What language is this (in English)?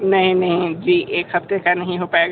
Hindi